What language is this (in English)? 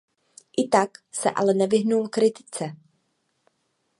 Czech